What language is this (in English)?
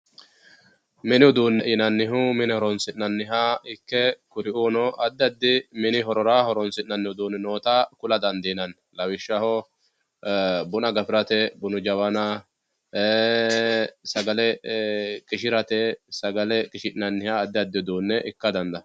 Sidamo